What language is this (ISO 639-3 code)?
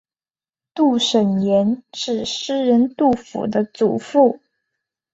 zho